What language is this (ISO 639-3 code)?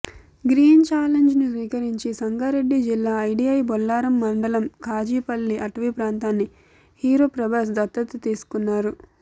tel